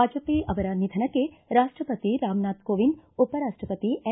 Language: Kannada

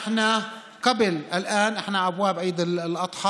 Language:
Hebrew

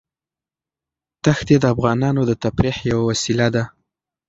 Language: Pashto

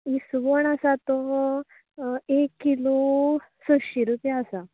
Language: Konkani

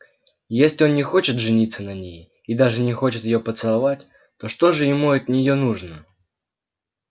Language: Russian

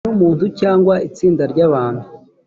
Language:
Kinyarwanda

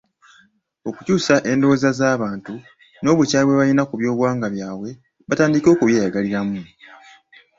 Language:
Ganda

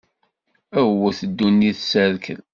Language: Kabyle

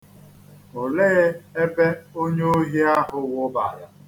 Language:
Igbo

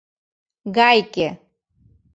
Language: Mari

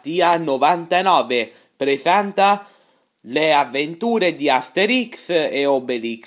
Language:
Italian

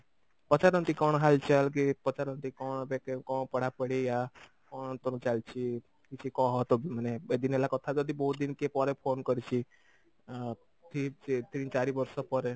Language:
Odia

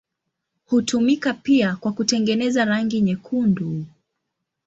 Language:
Swahili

